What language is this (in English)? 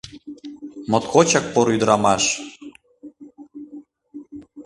Mari